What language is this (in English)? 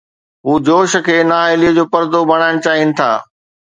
Sindhi